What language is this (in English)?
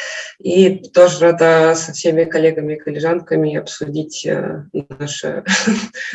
Russian